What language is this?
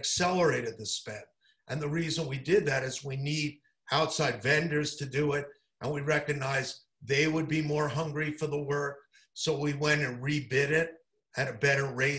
English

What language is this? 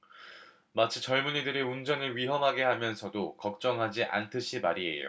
Korean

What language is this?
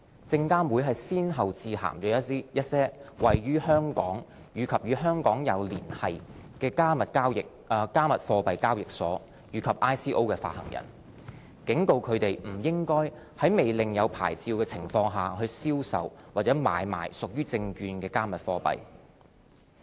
Cantonese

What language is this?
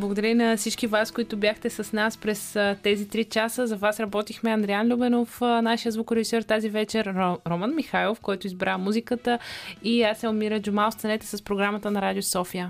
Bulgarian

